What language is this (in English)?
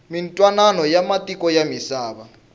Tsonga